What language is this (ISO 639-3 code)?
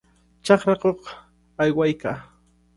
qvl